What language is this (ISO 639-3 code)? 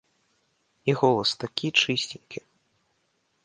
bel